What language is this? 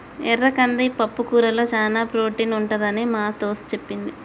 Telugu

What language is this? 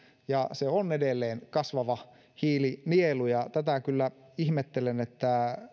Finnish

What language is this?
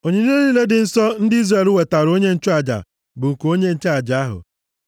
Igbo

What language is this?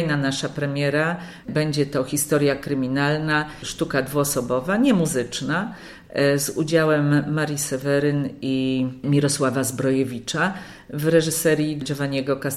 Polish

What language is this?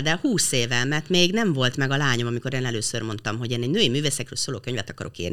Hungarian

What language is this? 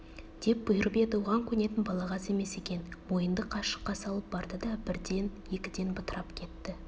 Kazakh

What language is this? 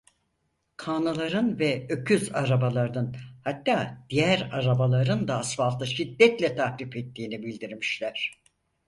Turkish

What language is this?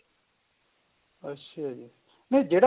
Punjabi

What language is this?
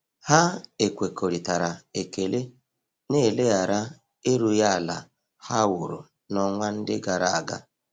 Igbo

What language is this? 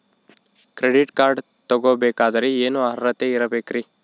Kannada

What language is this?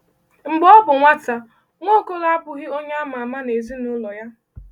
Igbo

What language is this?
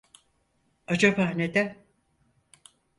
Turkish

